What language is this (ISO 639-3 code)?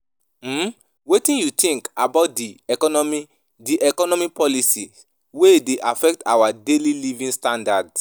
pcm